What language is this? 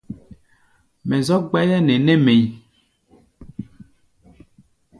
Gbaya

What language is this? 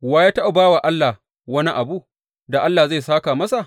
Hausa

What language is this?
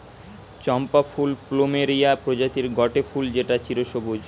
Bangla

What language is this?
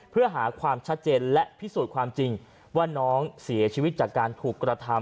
Thai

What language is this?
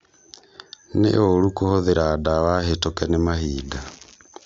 Kikuyu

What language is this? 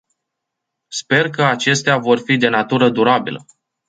Romanian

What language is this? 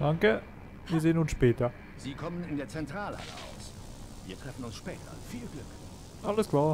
German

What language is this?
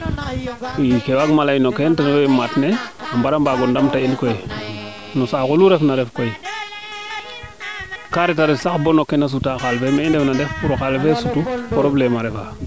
Serer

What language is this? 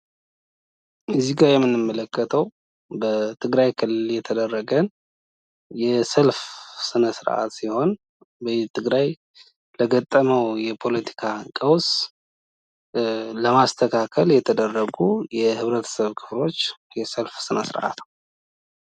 Amharic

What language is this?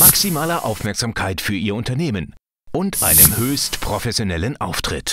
German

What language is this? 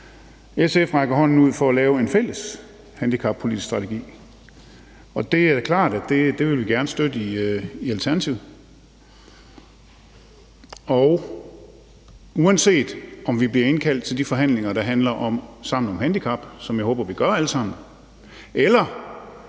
Danish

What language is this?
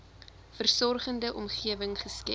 Afrikaans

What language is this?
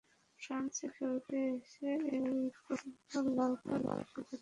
Bangla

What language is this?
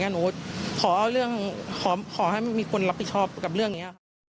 Thai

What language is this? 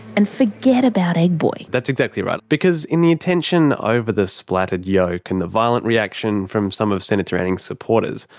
English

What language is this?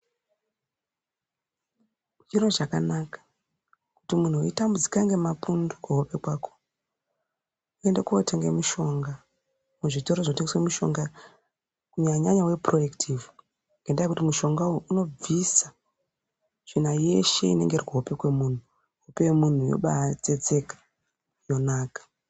Ndau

